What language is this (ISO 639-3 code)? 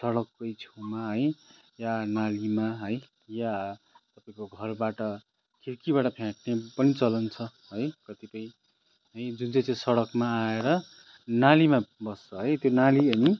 nep